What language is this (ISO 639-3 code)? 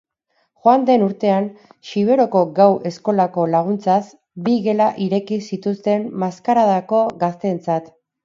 eus